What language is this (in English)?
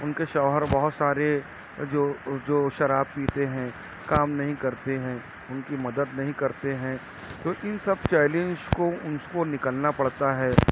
Urdu